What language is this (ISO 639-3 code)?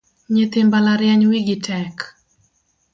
luo